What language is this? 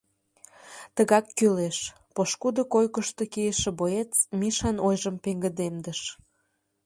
Mari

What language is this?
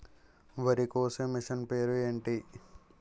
Telugu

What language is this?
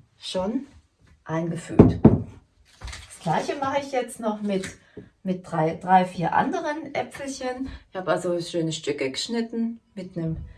German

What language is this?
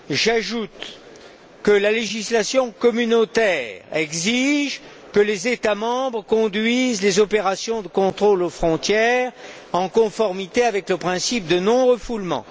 French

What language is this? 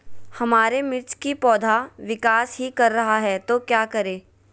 Magahi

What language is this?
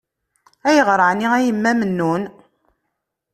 Kabyle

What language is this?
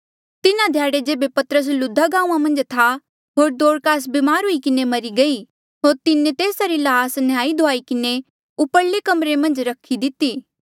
Mandeali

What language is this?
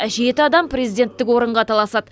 Kazakh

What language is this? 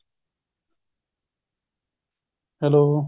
Punjabi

